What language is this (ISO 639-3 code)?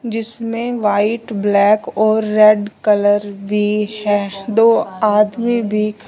hin